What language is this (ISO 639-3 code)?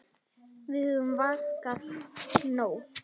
isl